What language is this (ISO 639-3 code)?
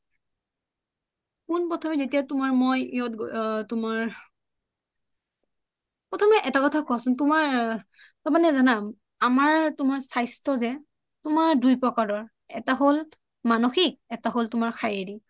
asm